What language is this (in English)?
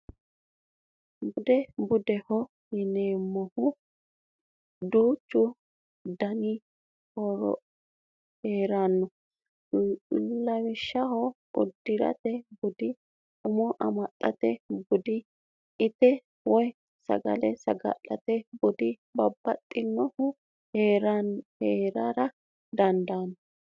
Sidamo